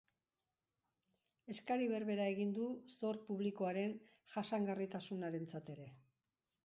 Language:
Basque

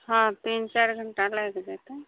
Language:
Maithili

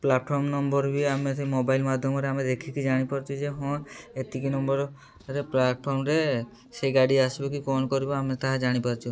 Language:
Odia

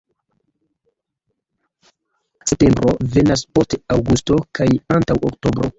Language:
Esperanto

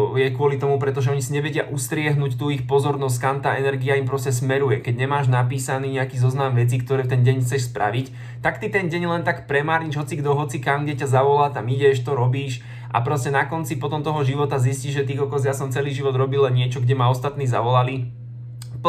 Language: Slovak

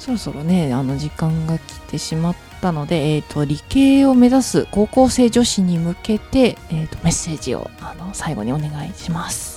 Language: Japanese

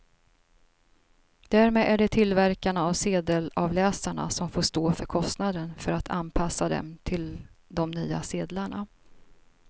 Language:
Swedish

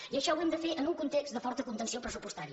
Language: Catalan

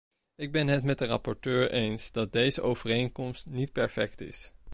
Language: Dutch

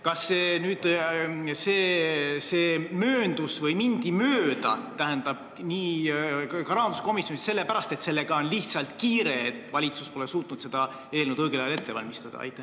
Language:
Estonian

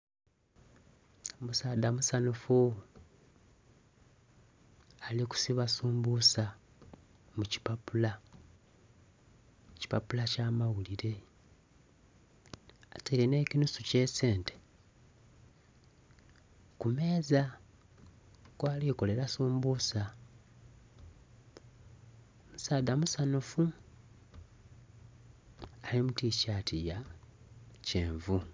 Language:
Soga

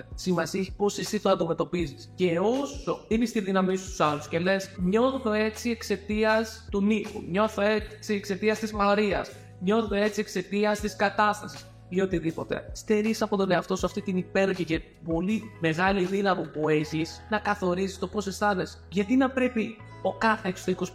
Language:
Greek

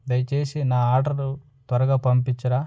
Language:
Telugu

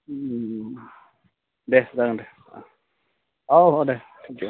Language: Bodo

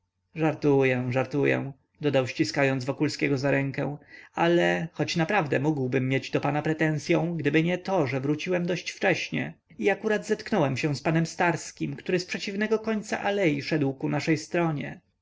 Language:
Polish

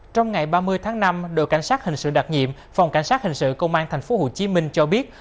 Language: Vietnamese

